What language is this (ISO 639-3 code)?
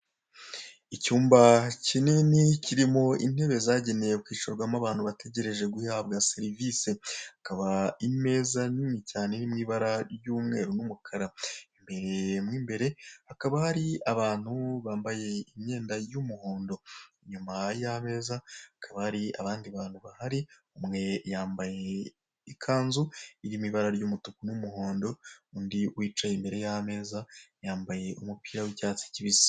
kin